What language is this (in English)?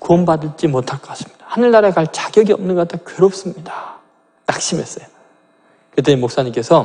Korean